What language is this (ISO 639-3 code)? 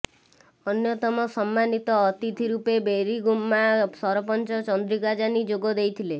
ori